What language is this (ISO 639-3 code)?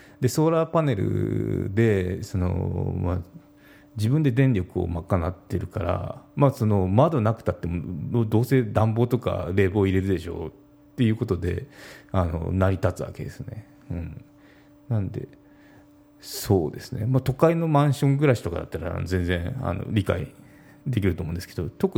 jpn